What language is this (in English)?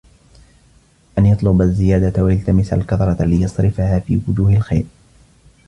Arabic